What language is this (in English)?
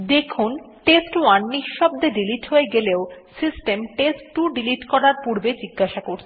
Bangla